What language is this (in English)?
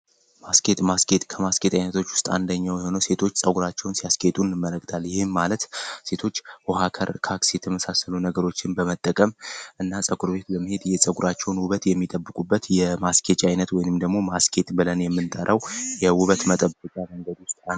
Amharic